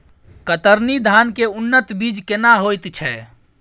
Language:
Maithili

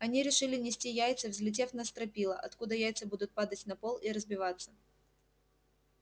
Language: Russian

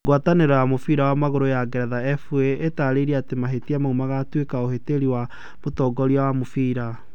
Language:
Kikuyu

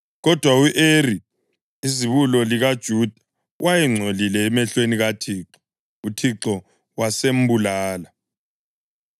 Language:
North Ndebele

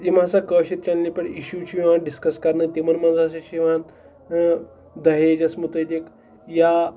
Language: Kashmiri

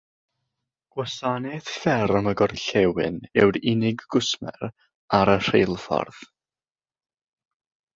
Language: Welsh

